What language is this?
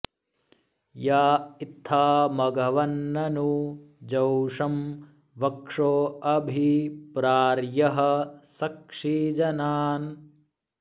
Sanskrit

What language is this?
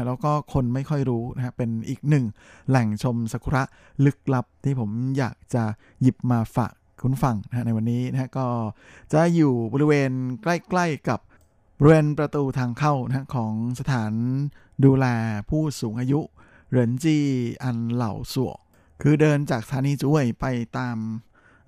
Thai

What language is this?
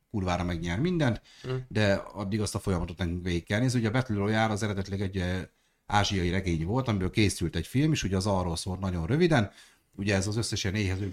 Hungarian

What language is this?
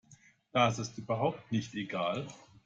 German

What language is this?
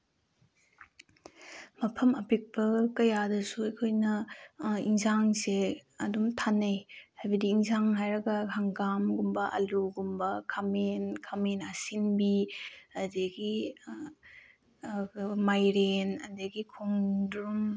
Manipuri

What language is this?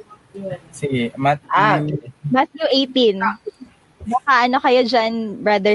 Filipino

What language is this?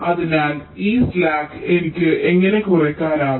Malayalam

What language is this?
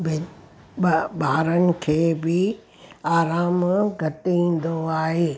Sindhi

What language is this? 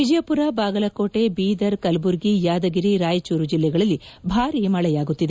Kannada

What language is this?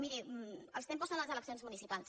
Catalan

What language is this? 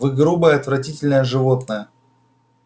Russian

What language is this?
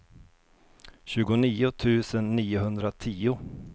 Swedish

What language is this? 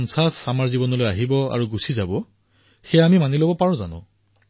Assamese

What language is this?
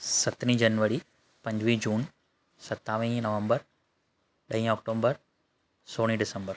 Sindhi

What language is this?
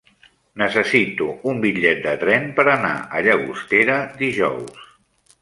Catalan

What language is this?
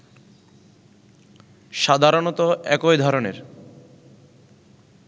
Bangla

